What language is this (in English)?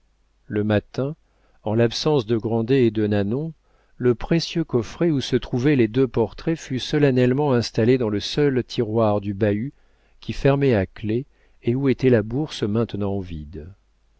French